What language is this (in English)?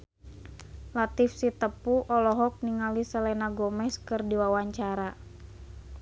Sundanese